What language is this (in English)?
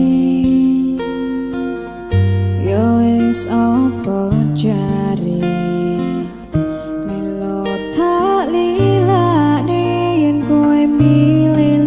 Indonesian